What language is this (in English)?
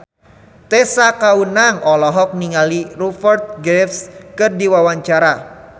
Sundanese